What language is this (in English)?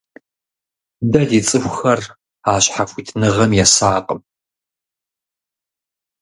Kabardian